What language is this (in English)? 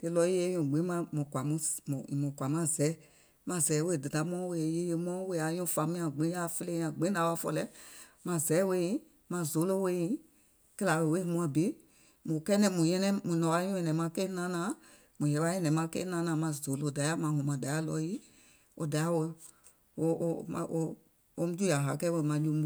Gola